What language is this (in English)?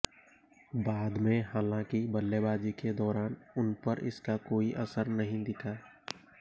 Hindi